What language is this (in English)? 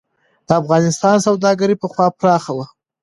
Pashto